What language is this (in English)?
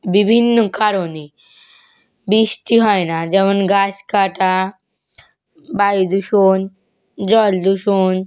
Bangla